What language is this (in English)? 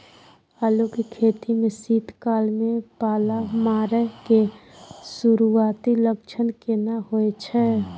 Maithili